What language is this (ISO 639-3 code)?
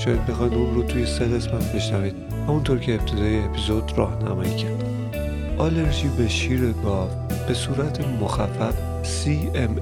fas